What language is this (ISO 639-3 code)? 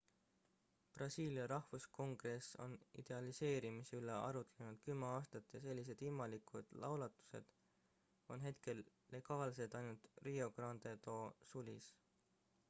est